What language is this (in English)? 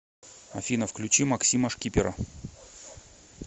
Russian